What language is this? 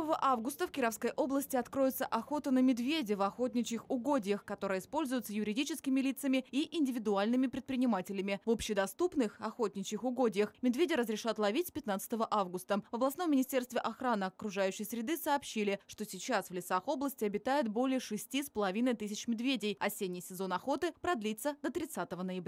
Russian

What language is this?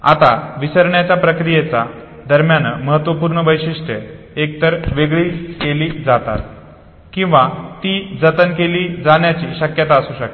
Marathi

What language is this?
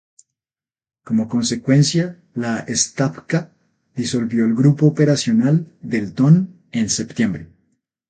Spanish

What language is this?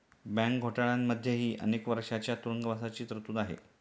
Marathi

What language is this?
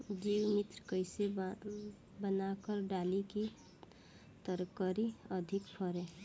Bhojpuri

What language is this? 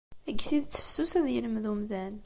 Kabyle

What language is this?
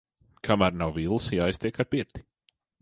Latvian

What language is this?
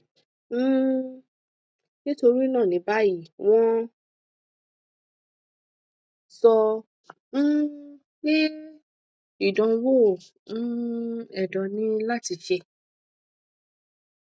Yoruba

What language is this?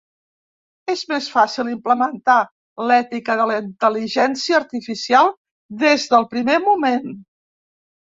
Catalan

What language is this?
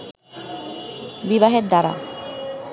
Bangla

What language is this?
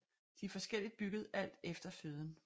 Danish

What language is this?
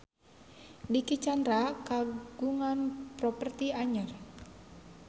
Sundanese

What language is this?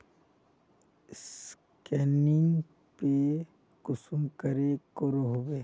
Magahi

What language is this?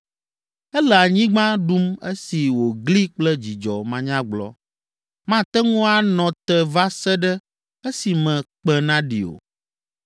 Ewe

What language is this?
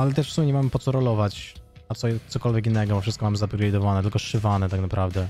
Polish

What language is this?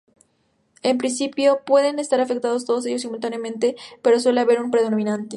Spanish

